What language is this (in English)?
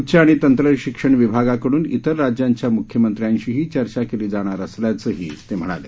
Marathi